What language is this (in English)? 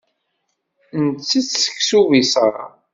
Kabyle